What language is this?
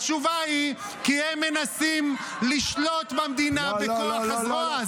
Hebrew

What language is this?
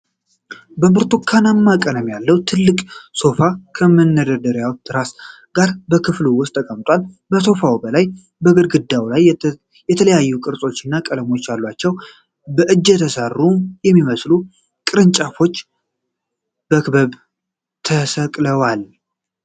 Amharic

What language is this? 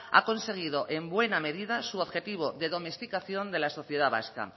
Spanish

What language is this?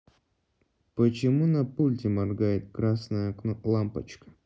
Russian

